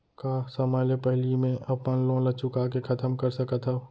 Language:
Chhattisgarhi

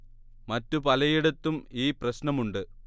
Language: Malayalam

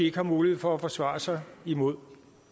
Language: Danish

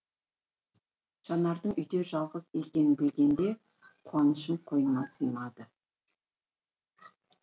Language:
Kazakh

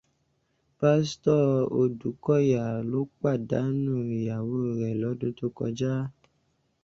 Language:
Yoruba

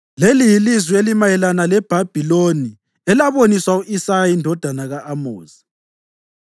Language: North Ndebele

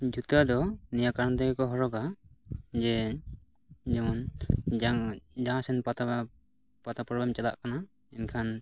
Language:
Santali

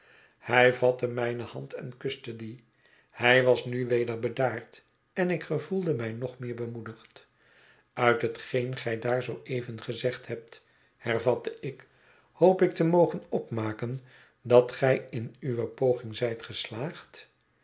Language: Dutch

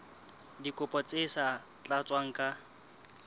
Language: Southern Sotho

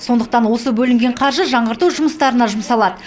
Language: Kazakh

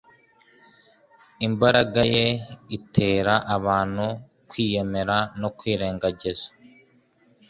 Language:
Kinyarwanda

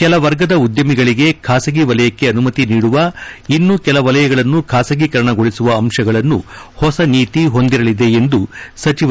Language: Kannada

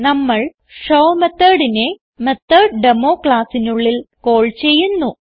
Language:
Malayalam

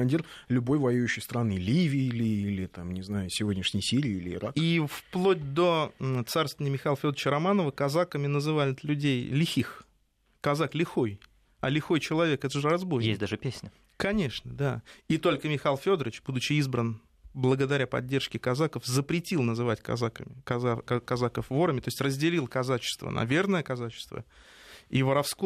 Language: Russian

